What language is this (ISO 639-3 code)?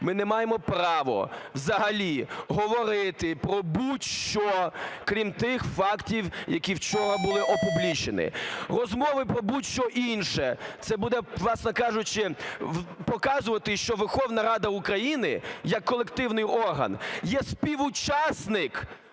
ukr